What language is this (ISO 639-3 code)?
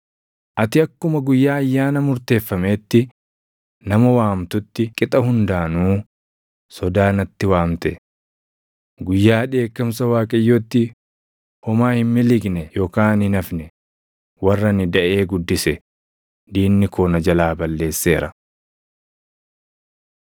orm